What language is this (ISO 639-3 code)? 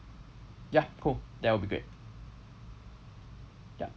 eng